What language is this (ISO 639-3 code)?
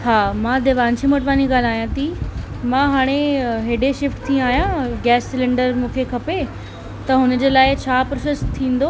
snd